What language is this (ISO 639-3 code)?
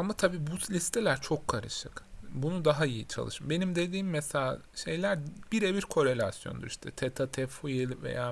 tur